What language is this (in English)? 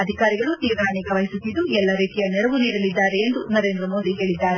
Kannada